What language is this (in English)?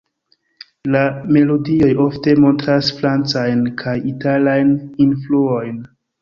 Esperanto